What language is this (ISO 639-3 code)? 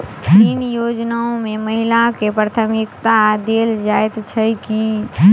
mai